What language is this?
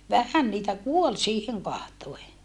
Finnish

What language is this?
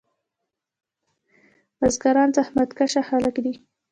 Pashto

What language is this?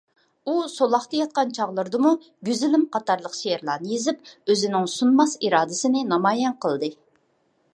Uyghur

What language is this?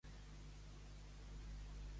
Catalan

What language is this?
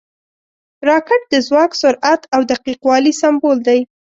Pashto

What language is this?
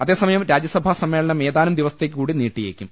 Malayalam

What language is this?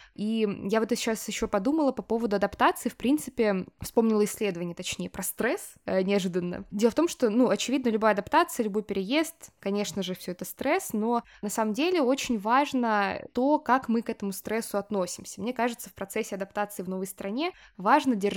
Russian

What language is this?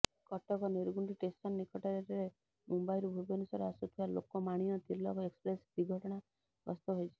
Odia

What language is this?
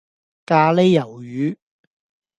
Cantonese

